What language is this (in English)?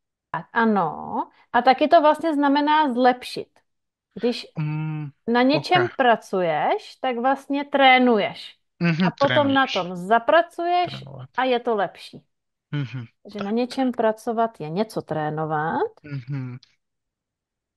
Czech